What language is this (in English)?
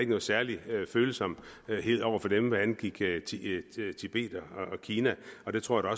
Danish